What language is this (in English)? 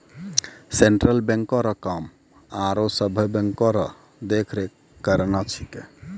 Maithili